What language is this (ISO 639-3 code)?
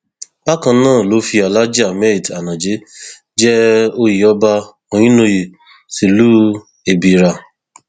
yor